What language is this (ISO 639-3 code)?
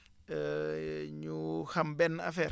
wol